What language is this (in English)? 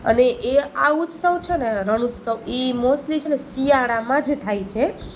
Gujarati